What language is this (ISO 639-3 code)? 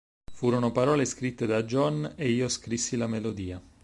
ita